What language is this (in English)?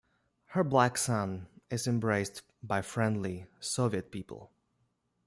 English